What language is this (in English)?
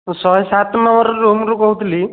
Odia